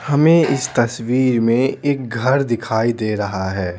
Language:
Hindi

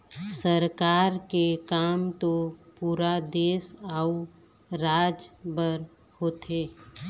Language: Chhattisgarhi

